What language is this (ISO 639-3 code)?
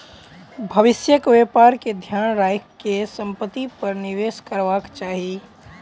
mai